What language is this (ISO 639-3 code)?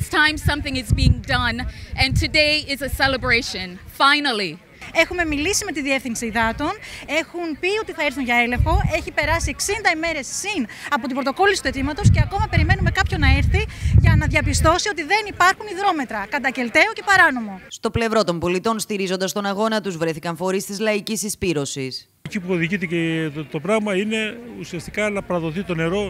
ell